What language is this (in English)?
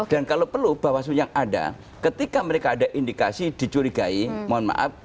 Indonesian